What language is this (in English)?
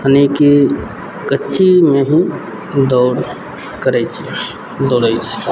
Maithili